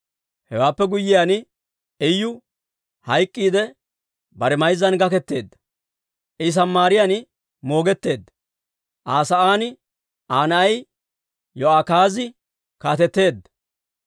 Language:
Dawro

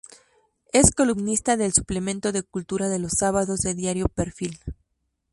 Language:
Spanish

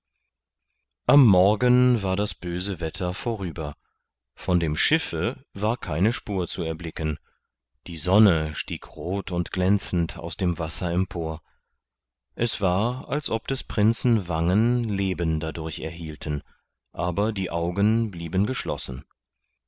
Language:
German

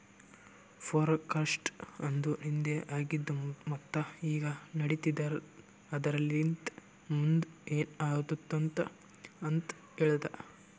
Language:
Kannada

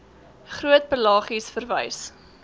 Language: Afrikaans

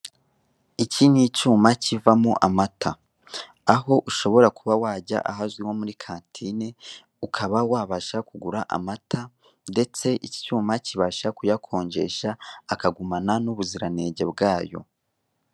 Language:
Kinyarwanda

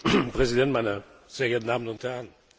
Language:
German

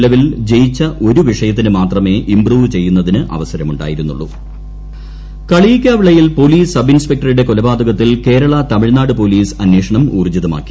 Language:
Malayalam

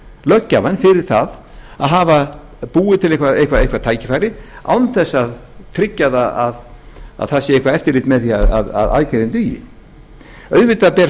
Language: Icelandic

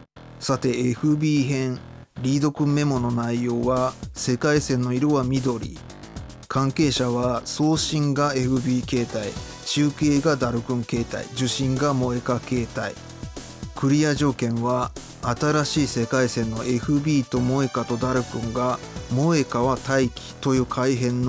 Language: Japanese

